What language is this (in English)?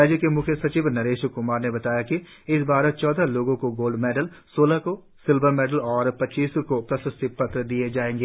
Hindi